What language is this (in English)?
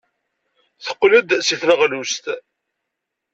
Kabyle